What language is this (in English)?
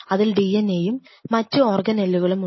Malayalam